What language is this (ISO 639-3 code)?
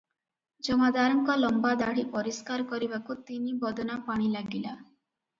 ori